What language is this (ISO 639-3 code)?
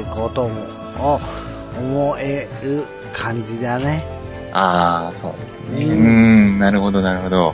jpn